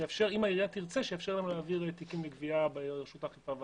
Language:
Hebrew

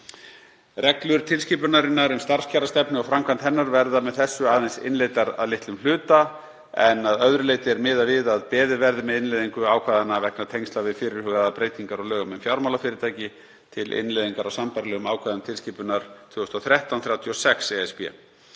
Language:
Icelandic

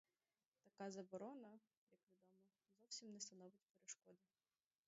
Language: Ukrainian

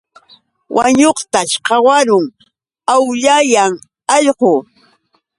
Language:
Yauyos Quechua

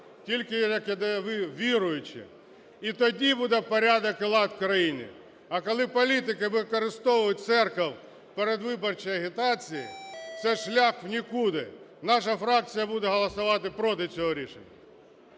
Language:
Ukrainian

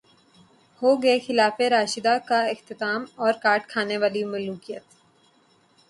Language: Urdu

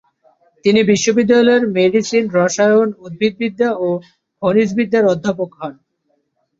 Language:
Bangla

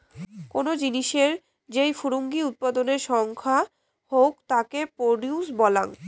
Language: Bangla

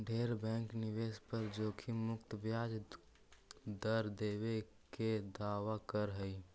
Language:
Magahi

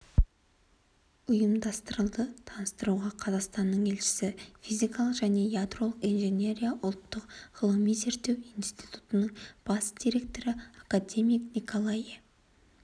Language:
Kazakh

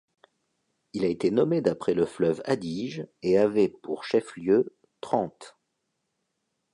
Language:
French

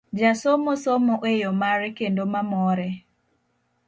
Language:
Luo (Kenya and Tanzania)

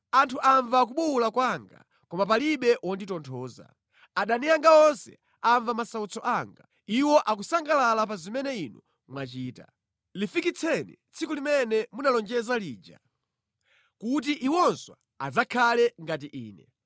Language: Nyanja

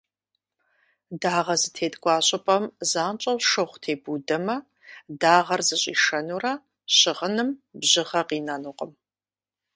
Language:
Kabardian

